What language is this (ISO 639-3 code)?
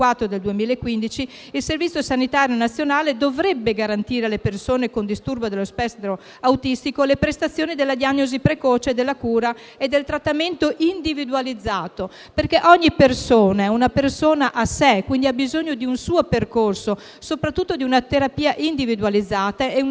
ita